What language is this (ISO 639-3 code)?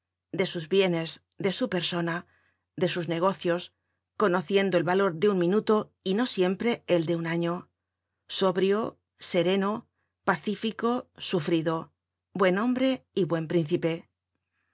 spa